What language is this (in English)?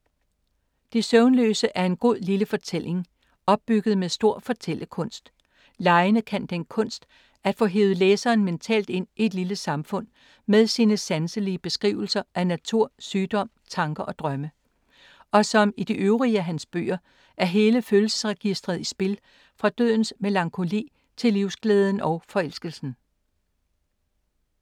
Danish